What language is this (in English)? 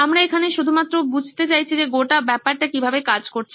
Bangla